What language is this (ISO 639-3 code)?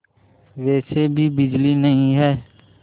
hin